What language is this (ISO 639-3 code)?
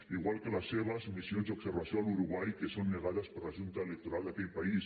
cat